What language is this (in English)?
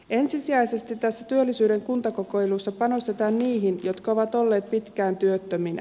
Finnish